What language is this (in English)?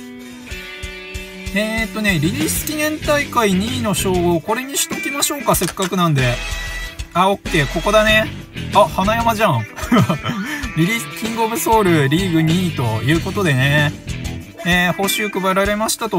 Japanese